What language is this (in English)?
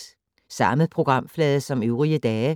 Danish